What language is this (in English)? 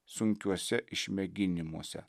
Lithuanian